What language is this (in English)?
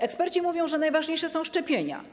Polish